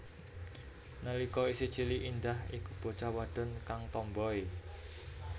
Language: Javanese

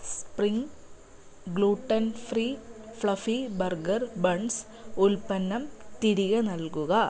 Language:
Malayalam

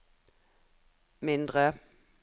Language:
Norwegian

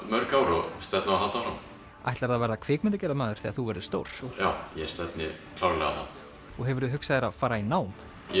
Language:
Icelandic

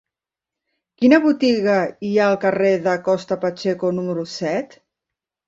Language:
Catalan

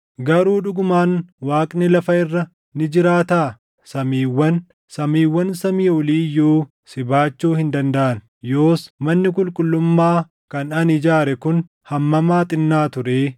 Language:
Oromo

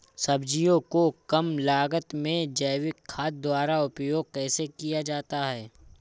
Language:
Hindi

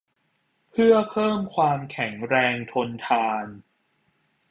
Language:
Thai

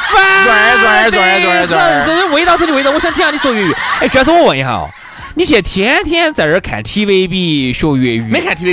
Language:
Chinese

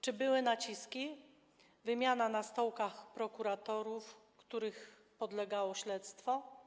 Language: Polish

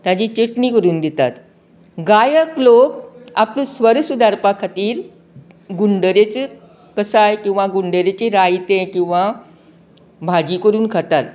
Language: Konkani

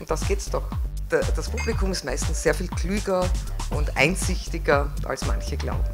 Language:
German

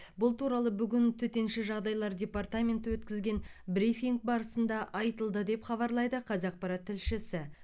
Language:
Kazakh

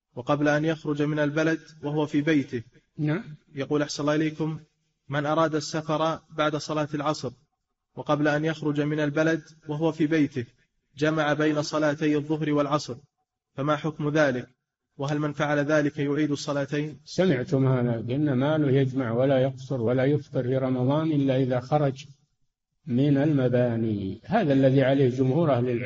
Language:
Arabic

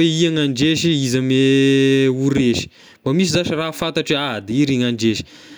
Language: Tesaka Malagasy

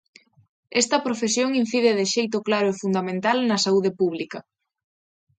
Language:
Galician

